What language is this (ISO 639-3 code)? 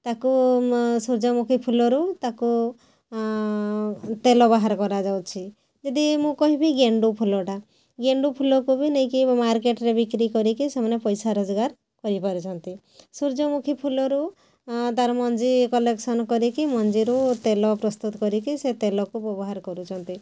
ori